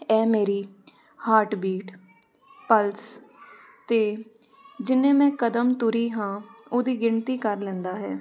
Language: Punjabi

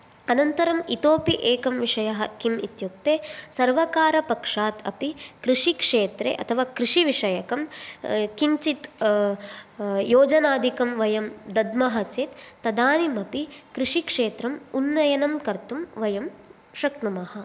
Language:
Sanskrit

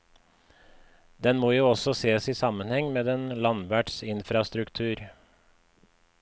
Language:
Norwegian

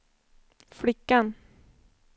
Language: Swedish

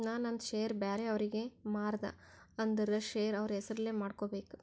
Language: Kannada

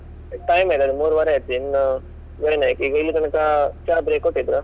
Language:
Kannada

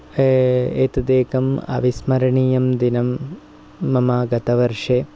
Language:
Sanskrit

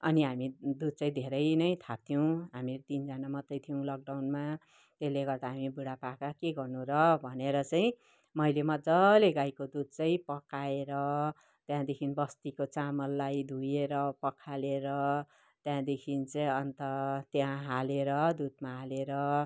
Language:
Nepali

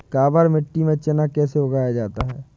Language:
Hindi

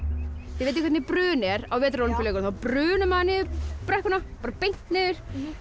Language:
Icelandic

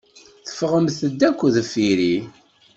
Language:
Kabyle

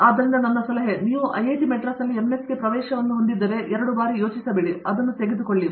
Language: Kannada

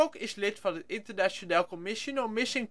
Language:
Dutch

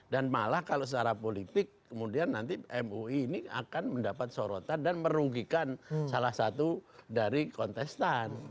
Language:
Indonesian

